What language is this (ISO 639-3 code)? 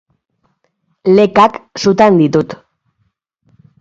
eus